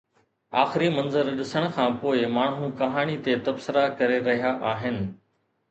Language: Sindhi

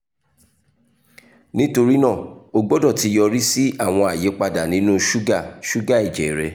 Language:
Yoruba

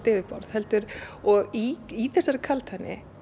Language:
Icelandic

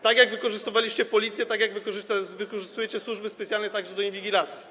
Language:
Polish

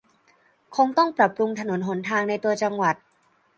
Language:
Thai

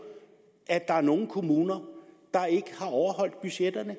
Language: Danish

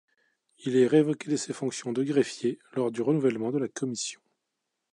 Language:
French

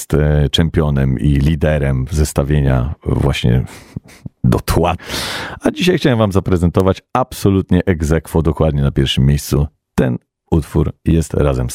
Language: Polish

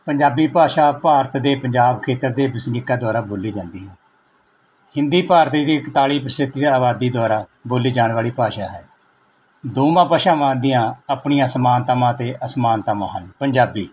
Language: Punjabi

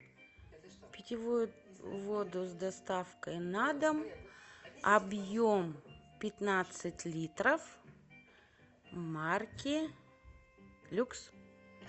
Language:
Russian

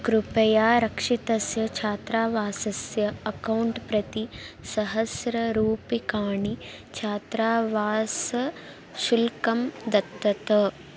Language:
Sanskrit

